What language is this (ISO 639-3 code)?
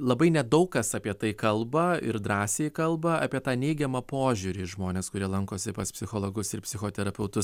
lit